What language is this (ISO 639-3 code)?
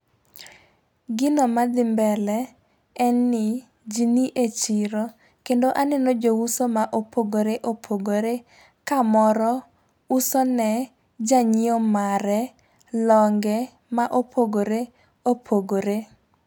luo